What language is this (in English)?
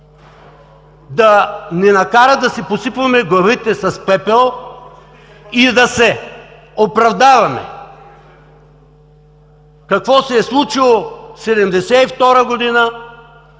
Bulgarian